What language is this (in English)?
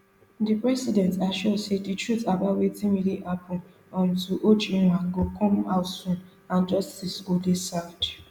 Nigerian Pidgin